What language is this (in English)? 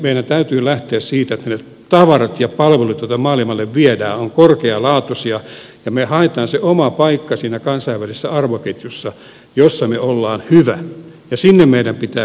Finnish